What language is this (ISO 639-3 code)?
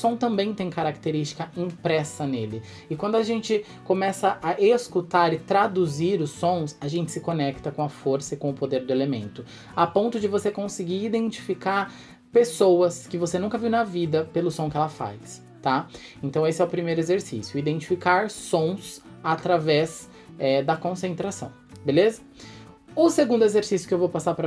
por